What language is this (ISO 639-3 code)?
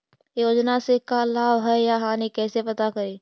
mag